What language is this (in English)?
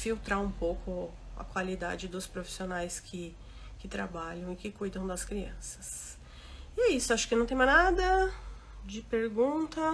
Portuguese